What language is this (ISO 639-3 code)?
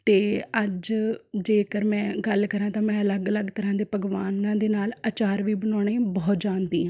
pan